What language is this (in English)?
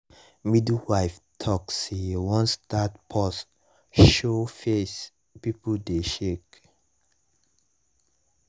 Nigerian Pidgin